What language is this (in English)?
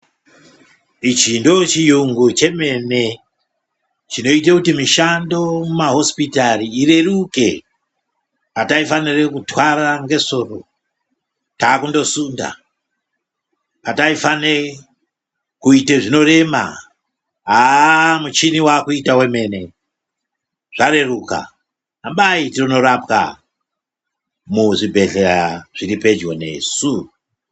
Ndau